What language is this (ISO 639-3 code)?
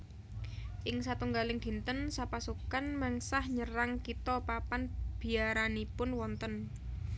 jav